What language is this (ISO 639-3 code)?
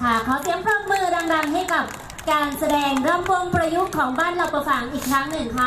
tha